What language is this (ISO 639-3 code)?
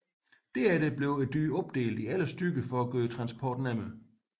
dan